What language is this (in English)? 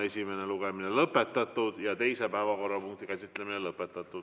Estonian